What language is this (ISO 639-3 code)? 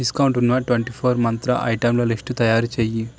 tel